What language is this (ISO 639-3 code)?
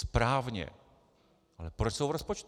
ces